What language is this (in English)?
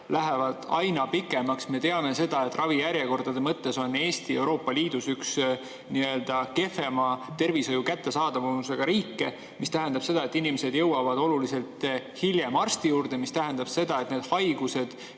Estonian